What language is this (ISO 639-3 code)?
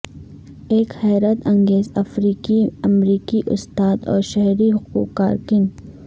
urd